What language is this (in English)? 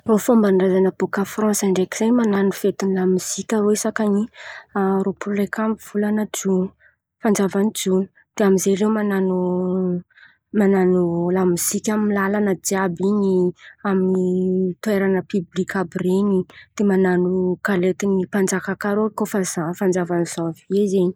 Antankarana Malagasy